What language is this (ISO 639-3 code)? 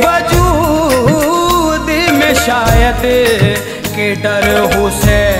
hin